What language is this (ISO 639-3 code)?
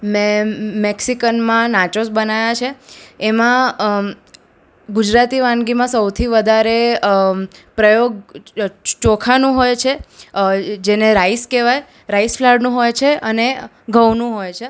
guj